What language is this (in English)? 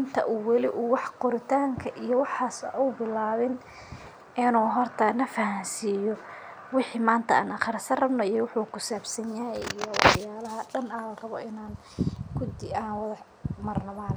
Somali